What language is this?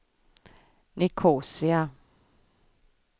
Swedish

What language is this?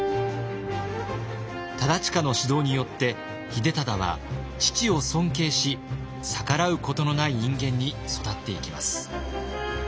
Japanese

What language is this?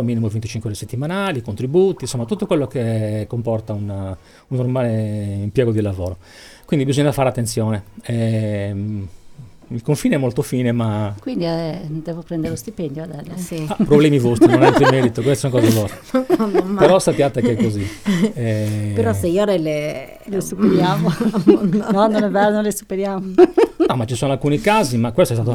Italian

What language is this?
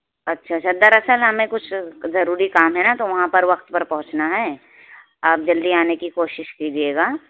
Urdu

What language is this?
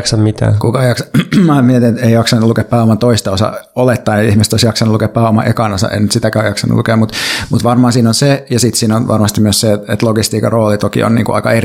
Finnish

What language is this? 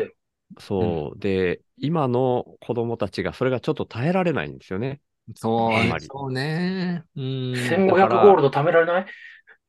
Japanese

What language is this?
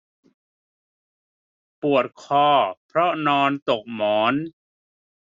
Thai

